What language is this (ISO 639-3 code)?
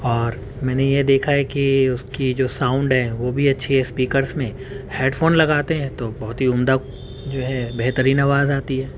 urd